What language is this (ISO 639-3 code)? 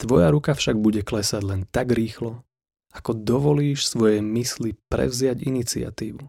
slk